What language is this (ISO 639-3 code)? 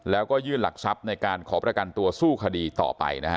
tha